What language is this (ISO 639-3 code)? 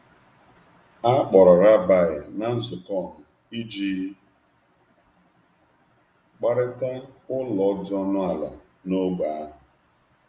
ibo